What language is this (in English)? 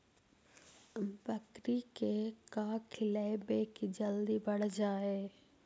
Magahi